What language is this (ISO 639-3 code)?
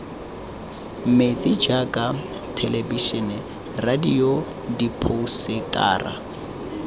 tsn